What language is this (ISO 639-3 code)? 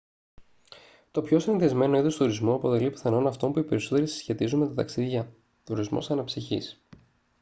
ell